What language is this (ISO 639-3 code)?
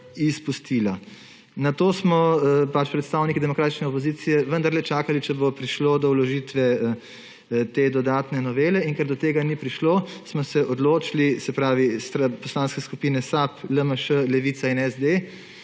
slv